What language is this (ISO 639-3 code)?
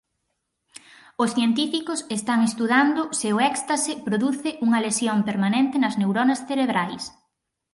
glg